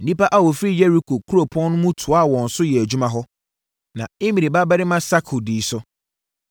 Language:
Akan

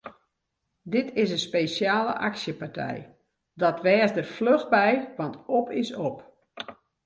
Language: Western Frisian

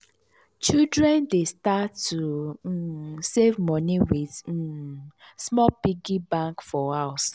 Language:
Nigerian Pidgin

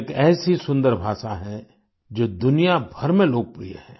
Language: Hindi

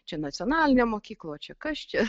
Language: Lithuanian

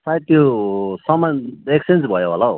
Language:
Nepali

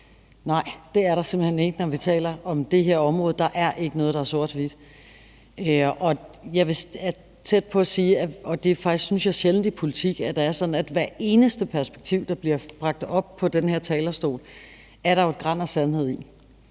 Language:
Danish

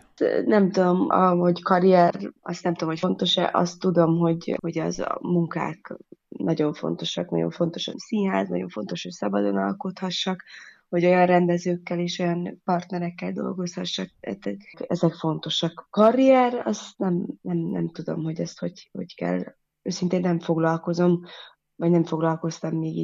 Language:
Hungarian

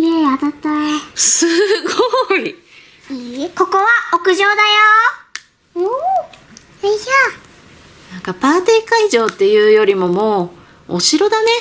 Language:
Japanese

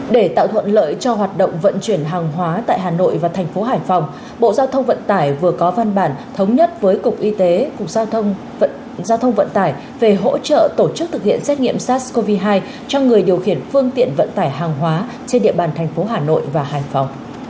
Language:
Vietnamese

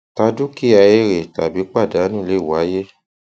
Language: Yoruba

